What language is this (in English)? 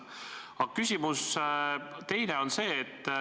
Estonian